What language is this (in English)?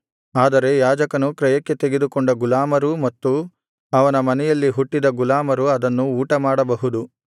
Kannada